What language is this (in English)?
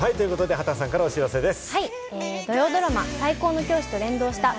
Japanese